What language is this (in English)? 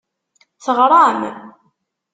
Kabyle